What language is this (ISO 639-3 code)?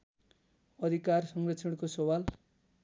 nep